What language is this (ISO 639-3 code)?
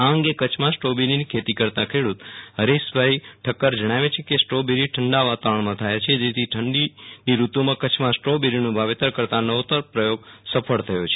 guj